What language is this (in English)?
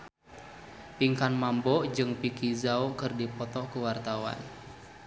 Sundanese